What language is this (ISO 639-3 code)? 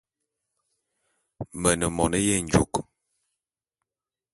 bum